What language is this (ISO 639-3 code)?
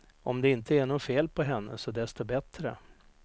swe